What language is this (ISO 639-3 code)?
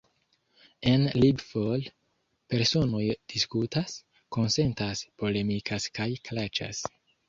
epo